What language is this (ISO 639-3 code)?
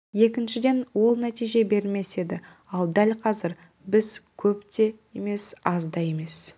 kaz